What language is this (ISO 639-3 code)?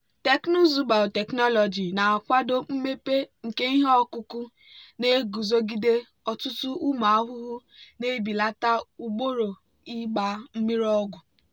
ibo